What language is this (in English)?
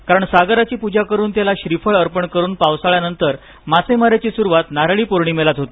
Marathi